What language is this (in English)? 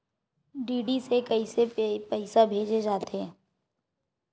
Chhattisgarhi